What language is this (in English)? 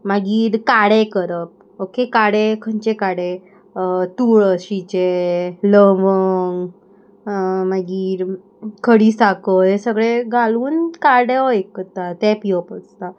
Konkani